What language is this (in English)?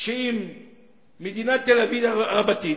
Hebrew